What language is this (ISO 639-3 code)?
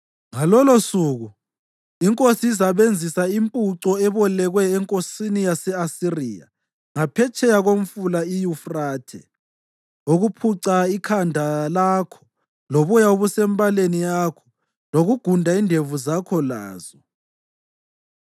nde